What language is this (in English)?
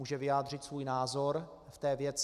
Czech